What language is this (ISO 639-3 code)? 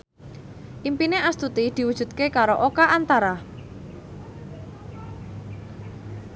jav